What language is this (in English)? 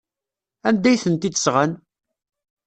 Kabyle